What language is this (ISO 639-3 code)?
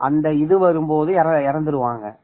tam